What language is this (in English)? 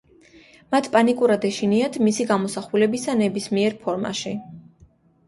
Georgian